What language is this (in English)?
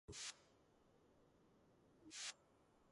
Georgian